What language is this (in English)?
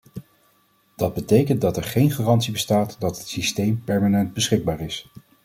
Dutch